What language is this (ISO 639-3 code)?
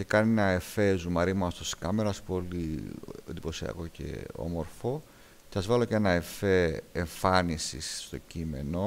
ell